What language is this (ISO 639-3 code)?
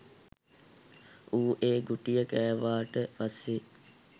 sin